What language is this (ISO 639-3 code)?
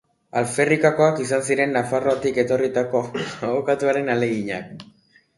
eus